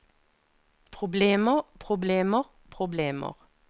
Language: Norwegian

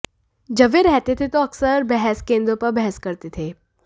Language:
Hindi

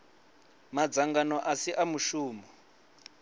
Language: Venda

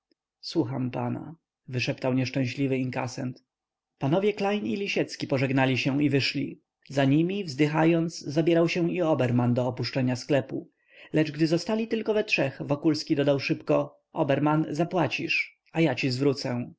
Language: Polish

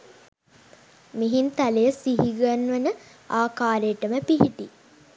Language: Sinhala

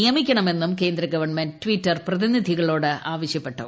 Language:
Malayalam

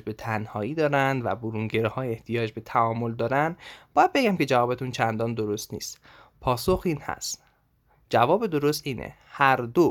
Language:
Persian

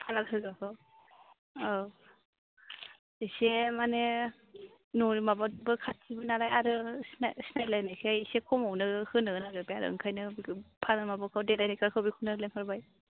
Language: Bodo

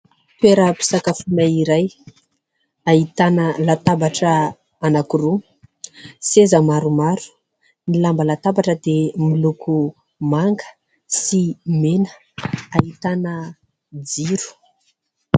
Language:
Malagasy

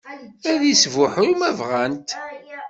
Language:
Kabyle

